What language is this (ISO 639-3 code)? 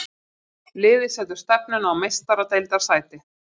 isl